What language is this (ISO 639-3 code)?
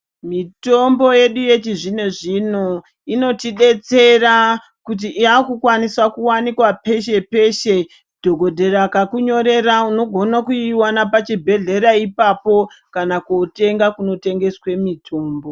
ndc